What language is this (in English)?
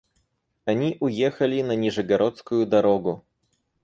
Russian